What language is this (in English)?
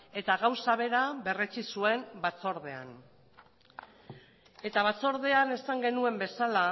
Basque